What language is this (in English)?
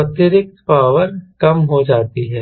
Hindi